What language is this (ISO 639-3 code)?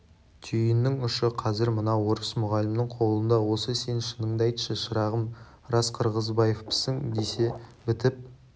kaz